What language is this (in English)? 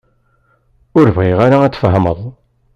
Kabyle